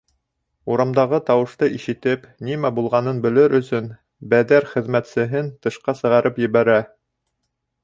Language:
Bashkir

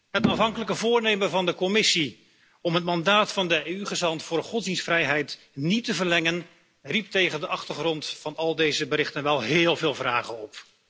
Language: Dutch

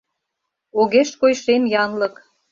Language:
Mari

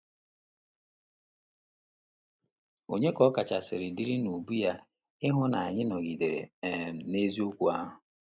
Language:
Igbo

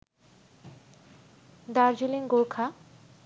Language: Bangla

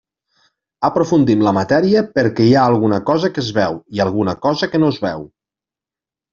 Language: Catalan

